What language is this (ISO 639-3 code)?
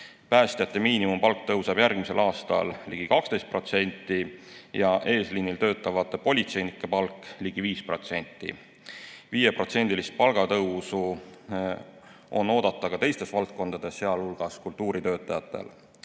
est